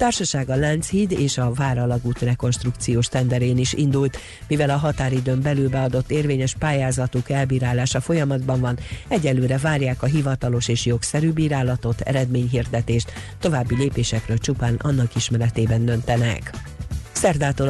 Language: Hungarian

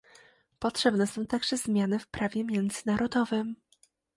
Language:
Polish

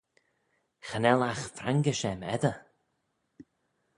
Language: Manx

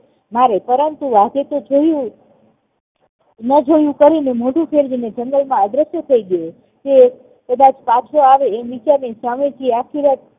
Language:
Gujarati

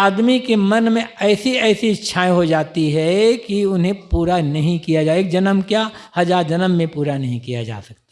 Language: Hindi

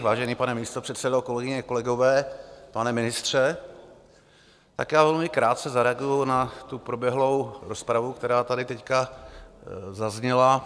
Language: Czech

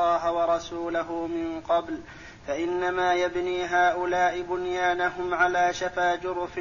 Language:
Arabic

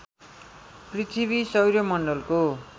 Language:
Nepali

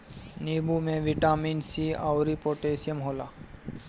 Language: Bhojpuri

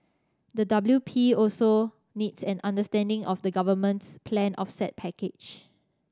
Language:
English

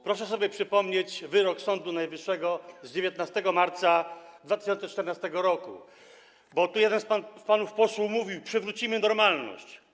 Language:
Polish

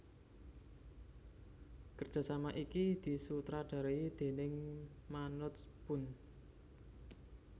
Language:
Javanese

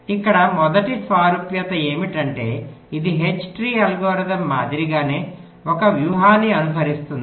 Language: Telugu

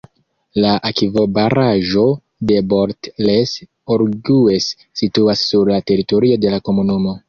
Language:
Esperanto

